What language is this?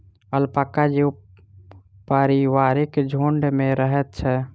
Maithili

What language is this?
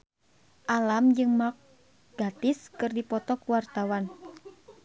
Sundanese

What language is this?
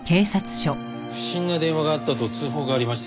Japanese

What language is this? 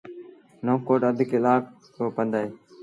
Sindhi Bhil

